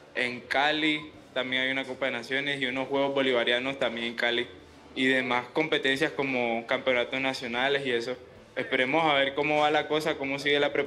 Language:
Spanish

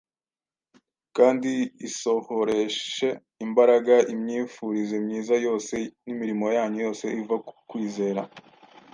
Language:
Kinyarwanda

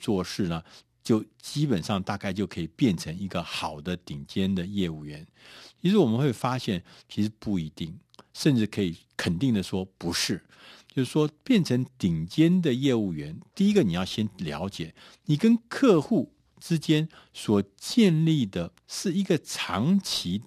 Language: Chinese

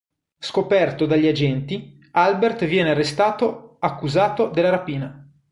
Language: Italian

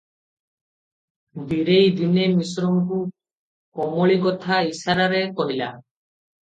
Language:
Odia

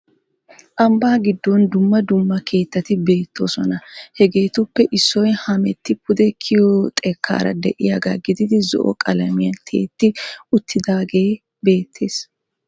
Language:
Wolaytta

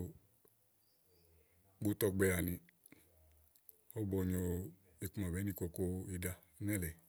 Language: Igo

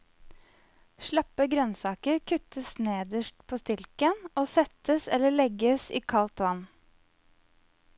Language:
Norwegian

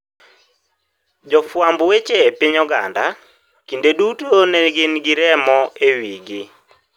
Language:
Luo (Kenya and Tanzania)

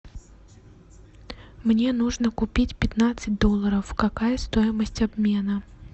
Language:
Russian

